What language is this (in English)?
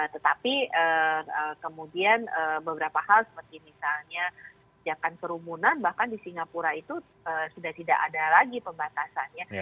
Indonesian